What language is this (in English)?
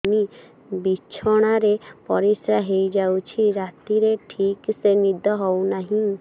Odia